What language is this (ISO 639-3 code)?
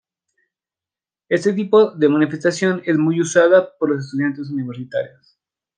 spa